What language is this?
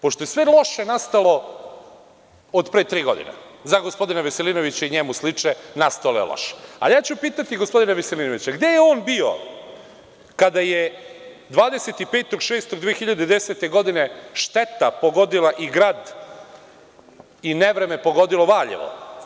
Serbian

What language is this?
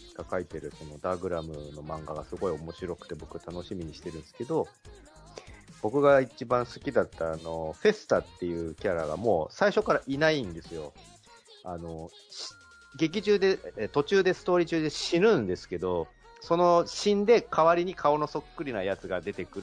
Japanese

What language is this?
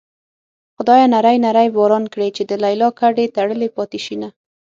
Pashto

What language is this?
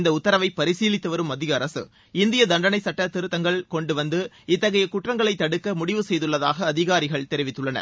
Tamil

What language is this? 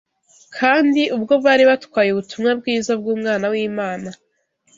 Kinyarwanda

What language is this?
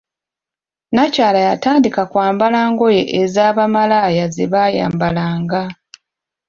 Ganda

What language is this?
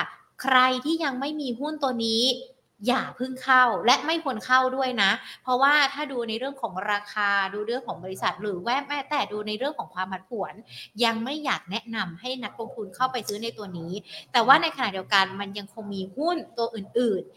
Thai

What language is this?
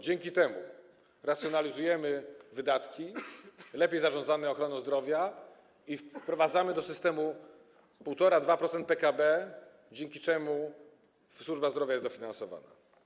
Polish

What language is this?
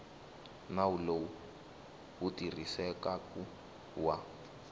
Tsonga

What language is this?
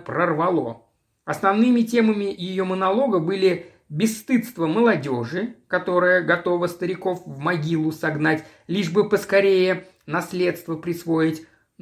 Russian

